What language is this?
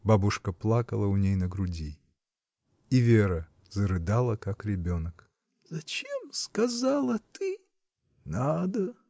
Russian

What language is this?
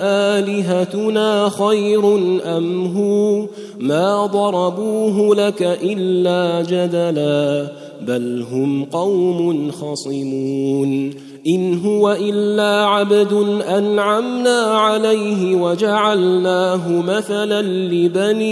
Arabic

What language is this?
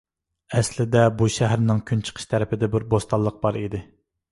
Uyghur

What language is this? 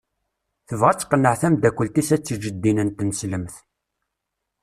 Kabyle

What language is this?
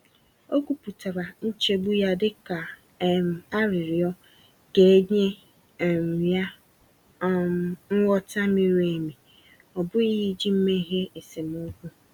Igbo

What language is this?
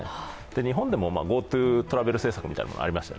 Japanese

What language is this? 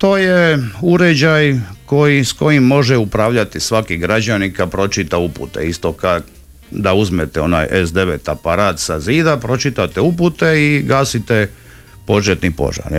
Croatian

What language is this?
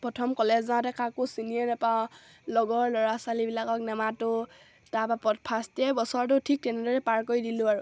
Assamese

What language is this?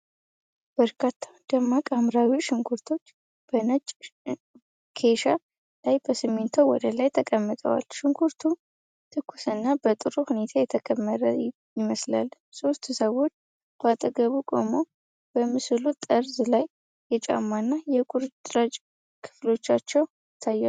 Amharic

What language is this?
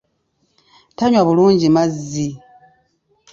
Ganda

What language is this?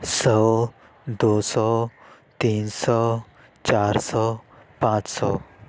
Urdu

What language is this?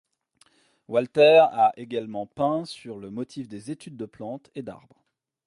French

